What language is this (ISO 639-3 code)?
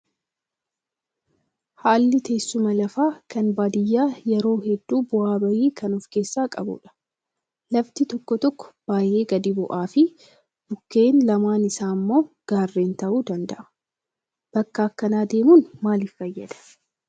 orm